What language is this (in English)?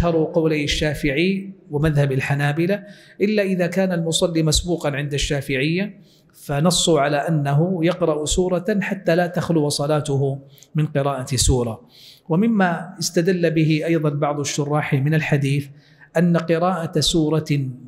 Arabic